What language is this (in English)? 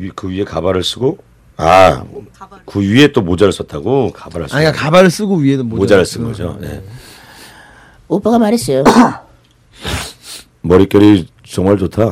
Korean